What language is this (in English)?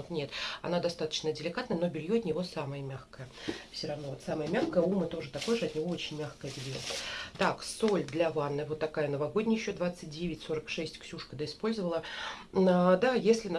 Russian